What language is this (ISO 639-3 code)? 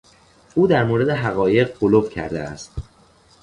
fas